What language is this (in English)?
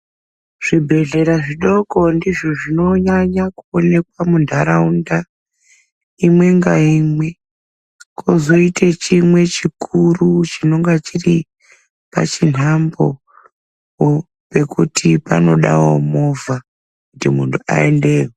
Ndau